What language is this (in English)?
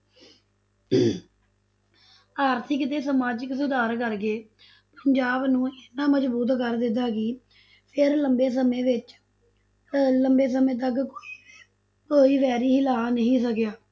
Punjabi